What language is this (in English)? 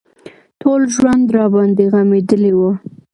Pashto